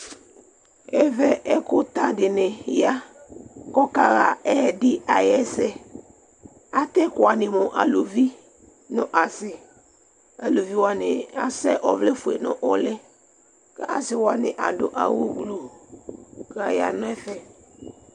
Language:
Ikposo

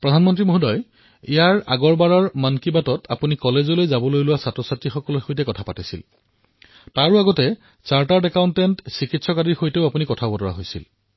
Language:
Assamese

